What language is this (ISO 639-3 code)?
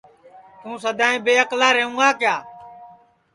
ssi